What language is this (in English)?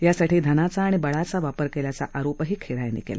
Marathi